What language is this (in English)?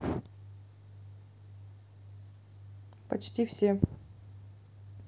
Russian